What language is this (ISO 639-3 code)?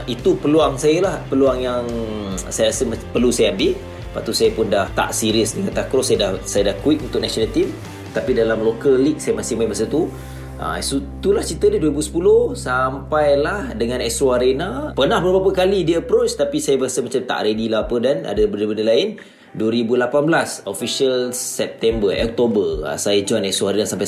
msa